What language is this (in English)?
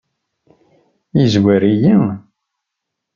Kabyle